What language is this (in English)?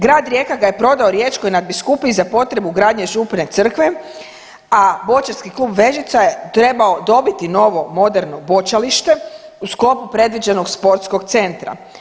Croatian